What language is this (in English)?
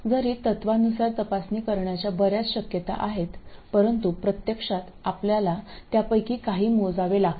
Marathi